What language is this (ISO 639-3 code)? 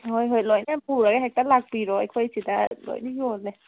mni